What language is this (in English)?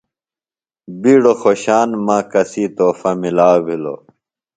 Phalura